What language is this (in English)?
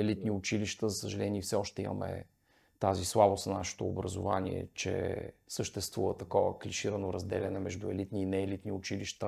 Bulgarian